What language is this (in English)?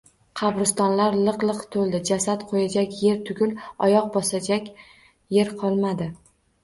Uzbek